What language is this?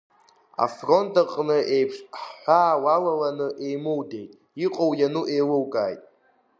Abkhazian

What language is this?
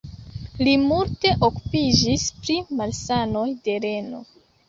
Esperanto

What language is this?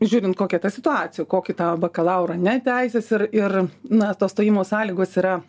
Lithuanian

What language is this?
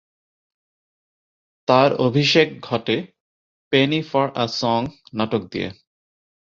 Bangla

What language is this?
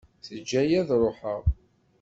Kabyle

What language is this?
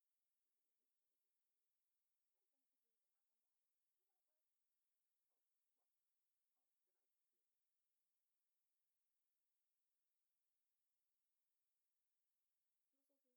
Dutch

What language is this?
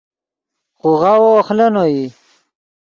Yidgha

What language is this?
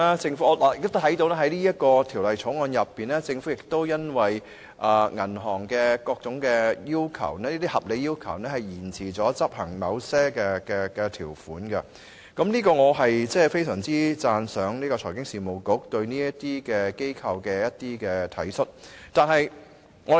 Cantonese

